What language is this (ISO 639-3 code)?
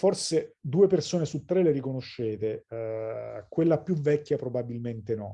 ita